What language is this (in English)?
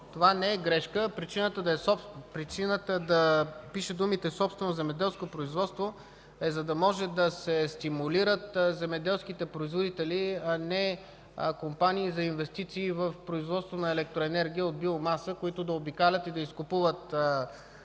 Bulgarian